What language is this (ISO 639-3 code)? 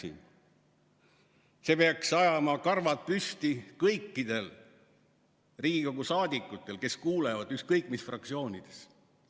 est